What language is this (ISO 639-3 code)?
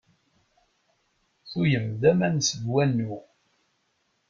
kab